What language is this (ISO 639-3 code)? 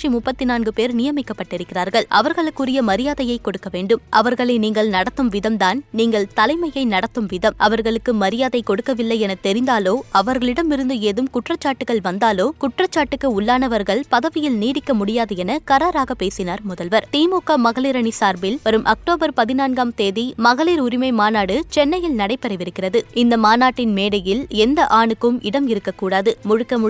tam